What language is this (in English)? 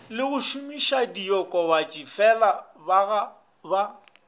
Northern Sotho